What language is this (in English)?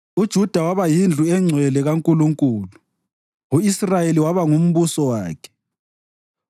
North Ndebele